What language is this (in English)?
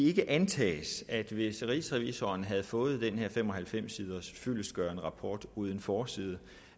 Danish